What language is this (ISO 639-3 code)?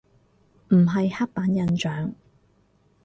yue